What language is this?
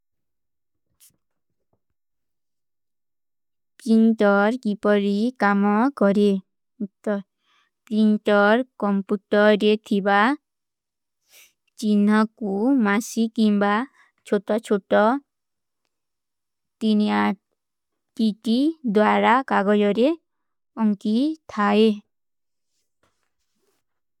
Kui (India)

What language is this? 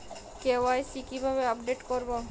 Bangla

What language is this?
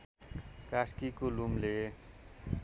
Nepali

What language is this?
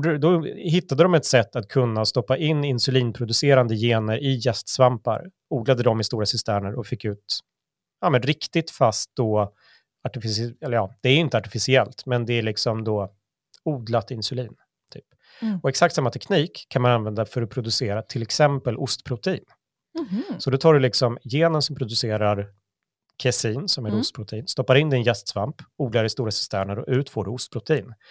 Swedish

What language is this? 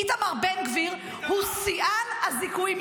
Hebrew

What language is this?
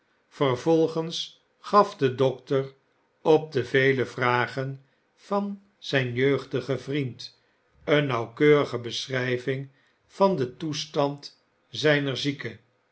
Dutch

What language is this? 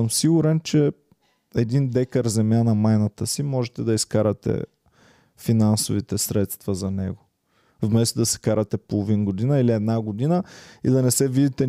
Bulgarian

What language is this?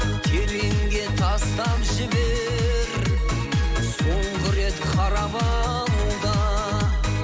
Kazakh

